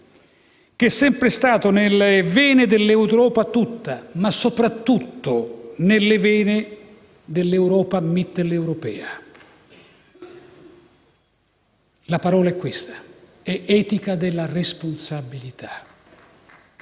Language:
Italian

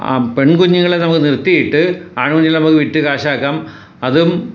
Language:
Malayalam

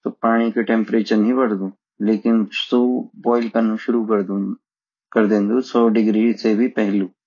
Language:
Garhwali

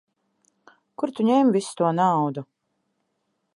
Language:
Latvian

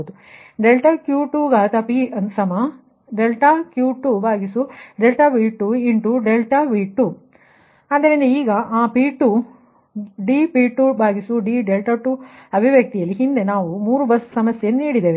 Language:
Kannada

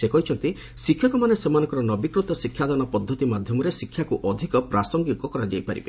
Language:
Odia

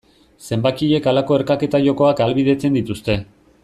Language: Basque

